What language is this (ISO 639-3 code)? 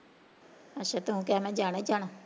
pan